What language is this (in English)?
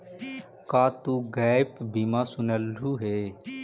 Magahi